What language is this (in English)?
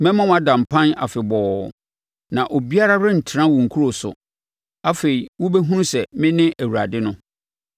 Akan